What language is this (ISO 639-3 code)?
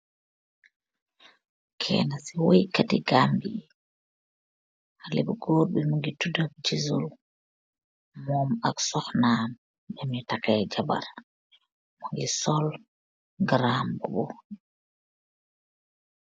wol